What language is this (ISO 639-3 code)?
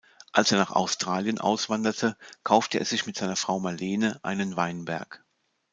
deu